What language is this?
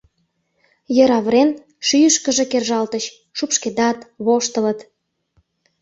Mari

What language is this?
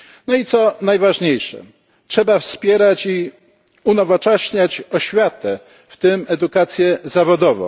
Polish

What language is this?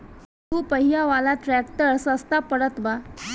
Bhojpuri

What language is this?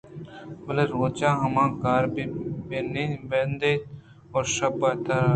Eastern Balochi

